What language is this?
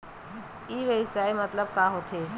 Chhattisgarhi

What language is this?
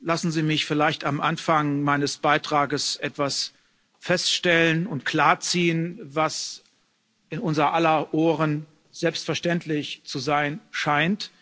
German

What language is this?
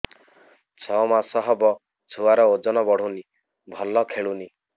Odia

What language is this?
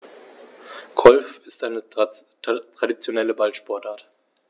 German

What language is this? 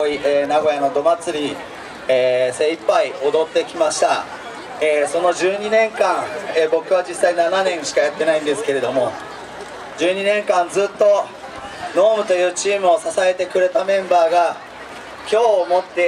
Japanese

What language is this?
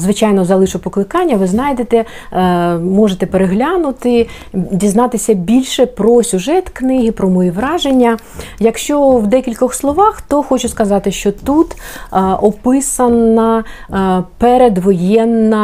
Ukrainian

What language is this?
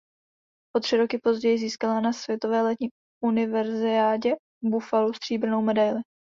Czech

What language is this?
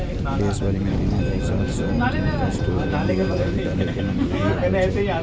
Maithili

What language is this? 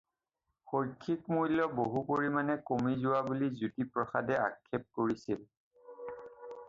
Assamese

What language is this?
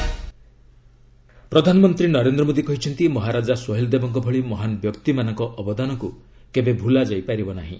Odia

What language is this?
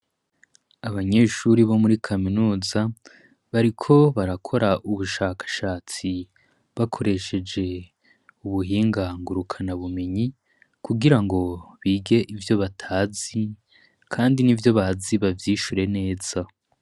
Rundi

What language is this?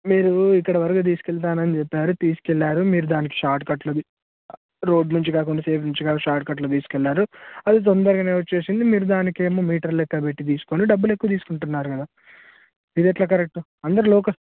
Telugu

